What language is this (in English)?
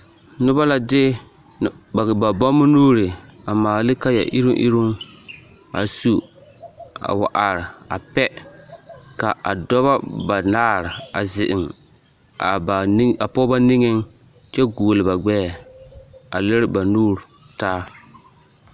Southern Dagaare